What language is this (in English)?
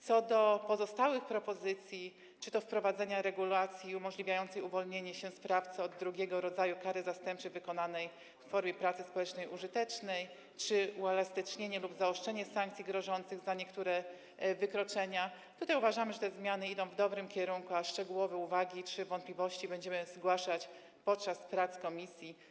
Polish